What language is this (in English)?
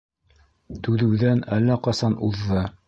Bashkir